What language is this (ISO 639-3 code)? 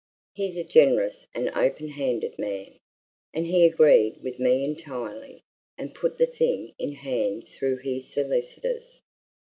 eng